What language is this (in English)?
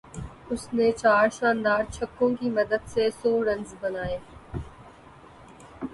Urdu